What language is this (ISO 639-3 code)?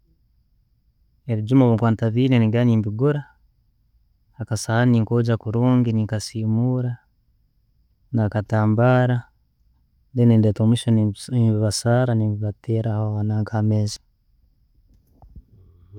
ttj